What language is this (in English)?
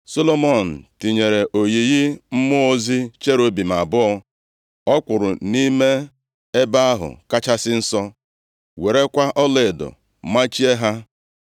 Igbo